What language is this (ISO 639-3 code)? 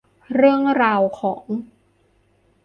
tha